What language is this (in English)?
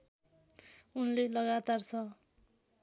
Nepali